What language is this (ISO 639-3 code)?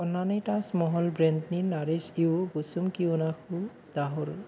brx